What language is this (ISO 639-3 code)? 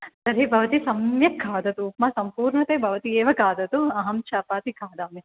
san